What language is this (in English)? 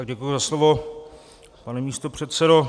Czech